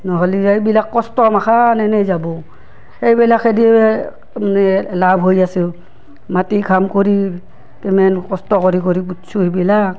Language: Assamese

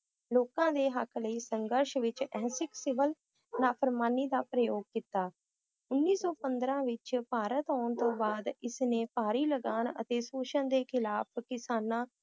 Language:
Punjabi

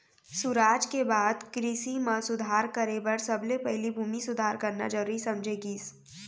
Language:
Chhattisgarhi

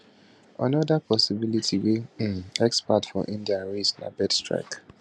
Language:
Nigerian Pidgin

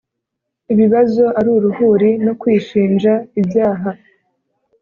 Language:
Kinyarwanda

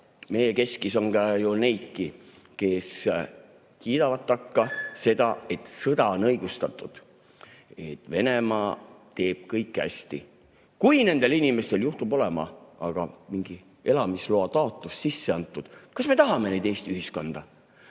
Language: Estonian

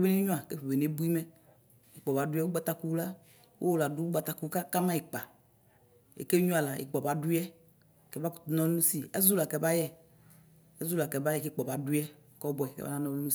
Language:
Ikposo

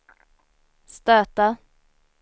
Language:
Swedish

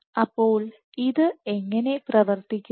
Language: Malayalam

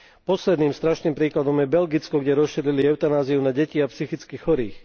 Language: Slovak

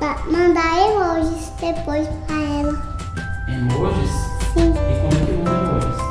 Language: Portuguese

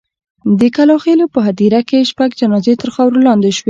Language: Pashto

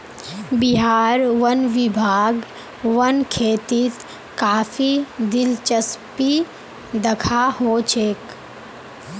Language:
Magahi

